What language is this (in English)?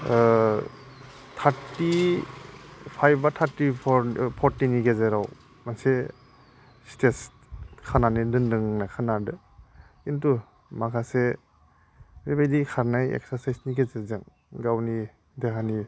Bodo